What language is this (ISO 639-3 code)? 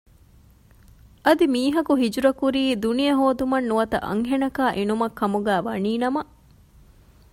div